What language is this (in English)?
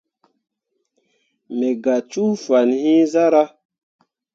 Mundang